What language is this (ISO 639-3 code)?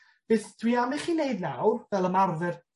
cym